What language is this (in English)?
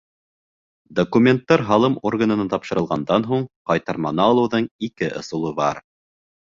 Bashkir